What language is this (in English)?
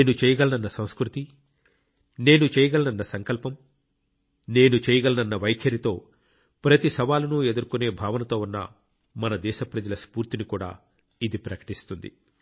Telugu